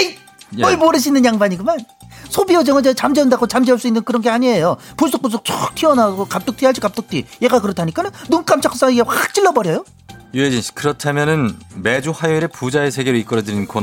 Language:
Korean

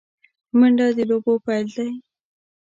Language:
Pashto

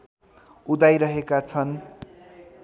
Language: Nepali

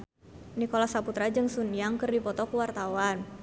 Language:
Sundanese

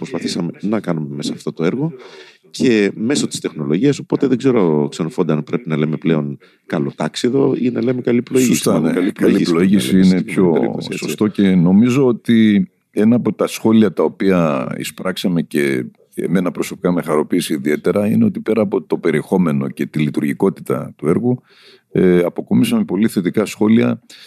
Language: Greek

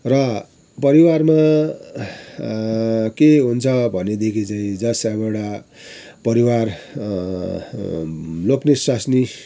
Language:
Nepali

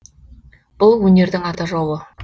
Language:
Kazakh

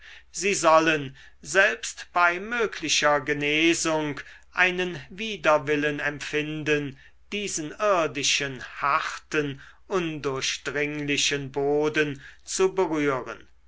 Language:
German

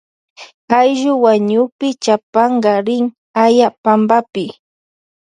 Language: Loja Highland Quichua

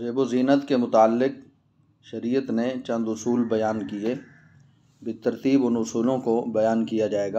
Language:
Arabic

